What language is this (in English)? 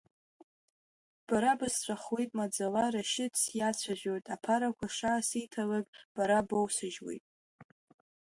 Abkhazian